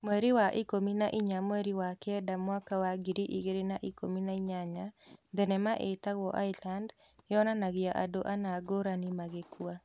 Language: Kikuyu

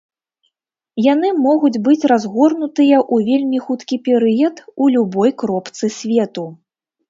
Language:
Belarusian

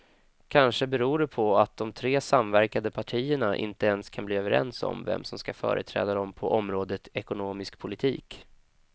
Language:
Swedish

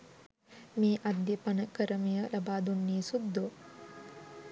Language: Sinhala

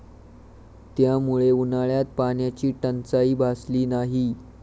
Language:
Marathi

